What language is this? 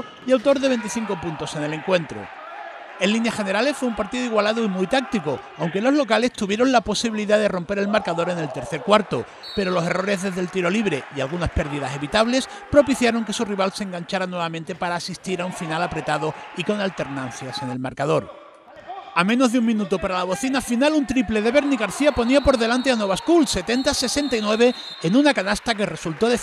Spanish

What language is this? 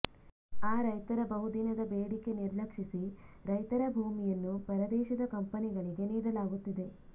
Kannada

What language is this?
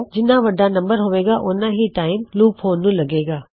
Punjabi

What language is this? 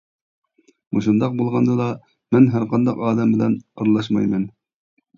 Uyghur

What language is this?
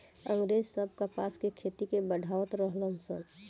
Bhojpuri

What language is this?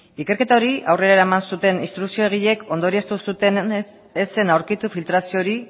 Basque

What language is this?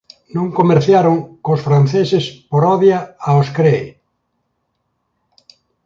Galician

